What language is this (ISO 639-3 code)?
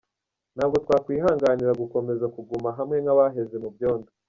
kin